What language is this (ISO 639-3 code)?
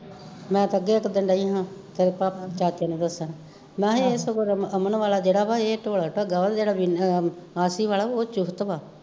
pan